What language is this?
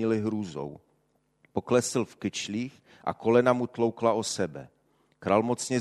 Czech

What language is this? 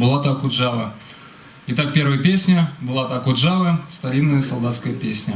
Russian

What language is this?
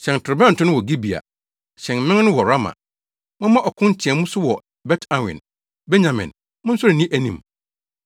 Akan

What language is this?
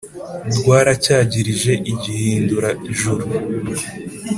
Kinyarwanda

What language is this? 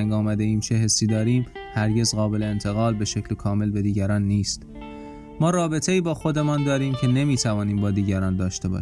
Persian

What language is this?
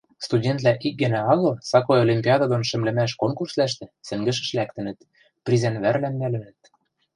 Western Mari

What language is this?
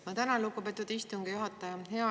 Estonian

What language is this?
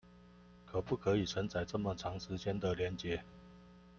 Chinese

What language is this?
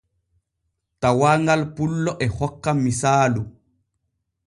Borgu Fulfulde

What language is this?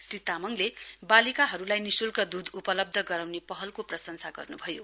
Nepali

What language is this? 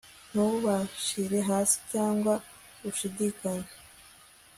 Kinyarwanda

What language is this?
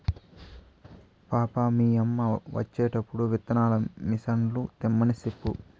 Telugu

